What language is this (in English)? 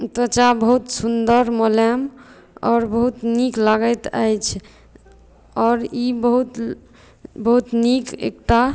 Maithili